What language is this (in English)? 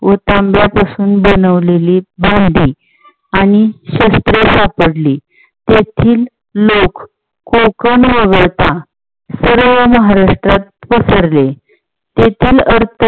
Marathi